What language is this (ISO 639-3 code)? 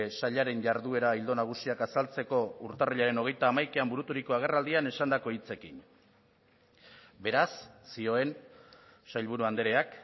eus